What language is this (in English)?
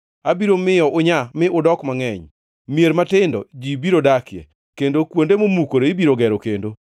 Luo (Kenya and Tanzania)